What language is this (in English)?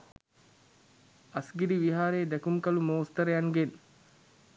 Sinhala